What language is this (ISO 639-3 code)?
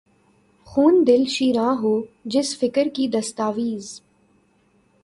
urd